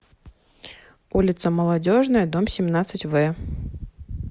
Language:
Russian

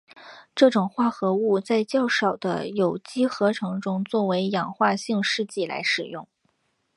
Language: Chinese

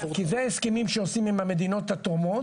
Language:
Hebrew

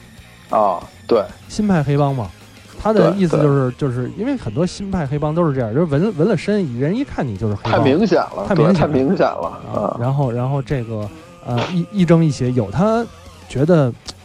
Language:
Chinese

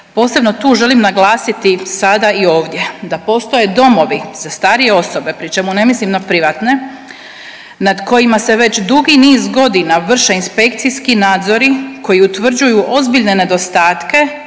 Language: Croatian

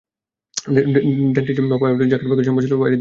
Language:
Bangla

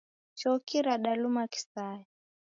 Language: Taita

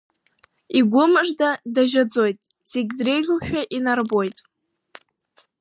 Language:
Abkhazian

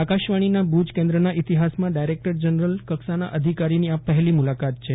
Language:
Gujarati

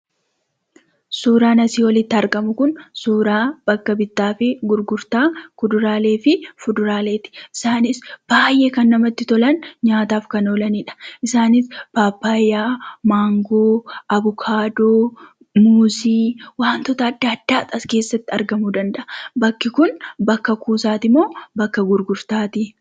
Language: Oromo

